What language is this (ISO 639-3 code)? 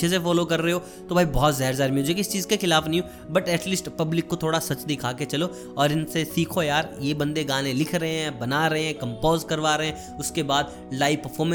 hin